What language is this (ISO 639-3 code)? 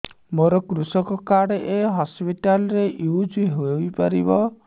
ori